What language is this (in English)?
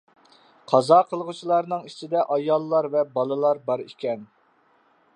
Uyghur